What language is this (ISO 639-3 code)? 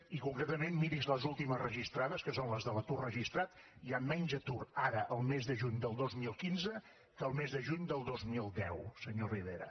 cat